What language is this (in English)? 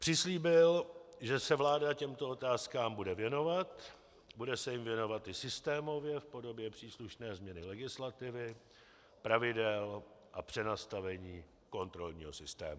Czech